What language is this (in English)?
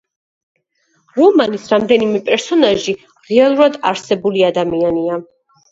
Georgian